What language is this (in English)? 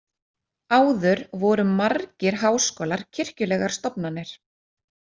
Icelandic